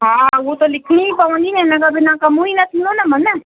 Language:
Sindhi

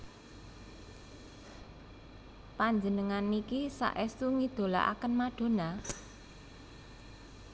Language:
Javanese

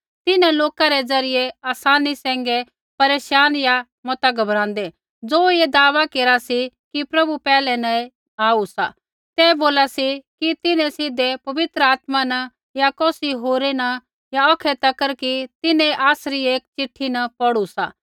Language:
Kullu Pahari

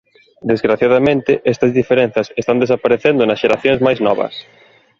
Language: Galician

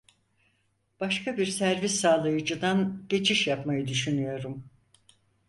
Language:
Turkish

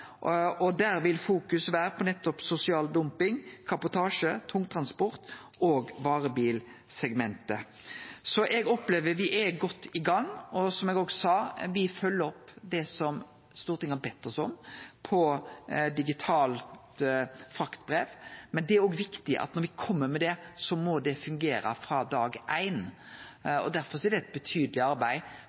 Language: Norwegian Nynorsk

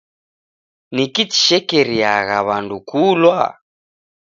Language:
Taita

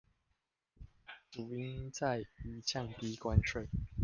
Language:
Chinese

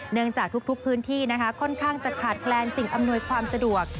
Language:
Thai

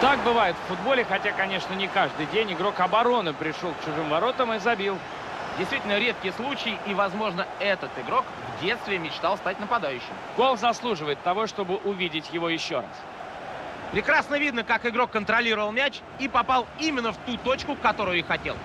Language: Russian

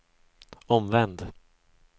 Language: Swedish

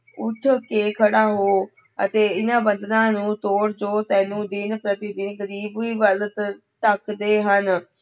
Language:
Punjabi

